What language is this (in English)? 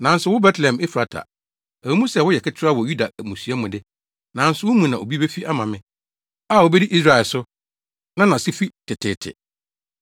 Akan